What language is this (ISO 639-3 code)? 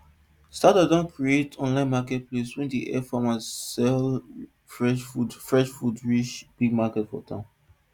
pcm